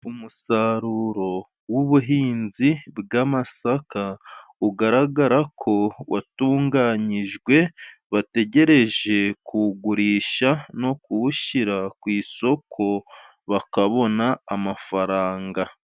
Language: Kinyarwanda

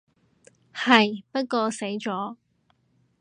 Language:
Cantonese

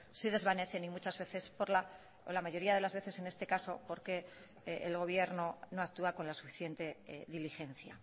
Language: Spanish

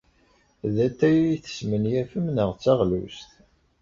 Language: Kabyle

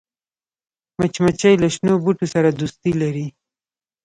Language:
Pashto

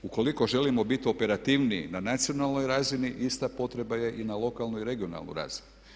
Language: Croatian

